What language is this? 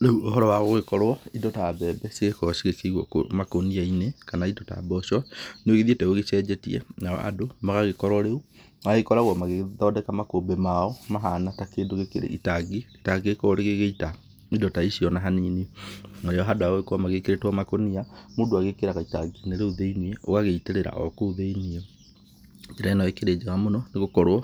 Kikuyu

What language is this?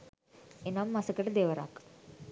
Sinhala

